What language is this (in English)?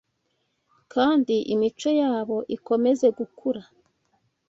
Kinyarwanda